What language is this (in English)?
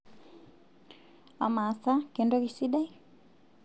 Masai